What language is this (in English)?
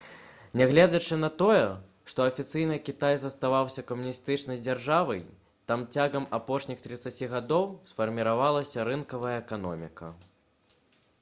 Belarusian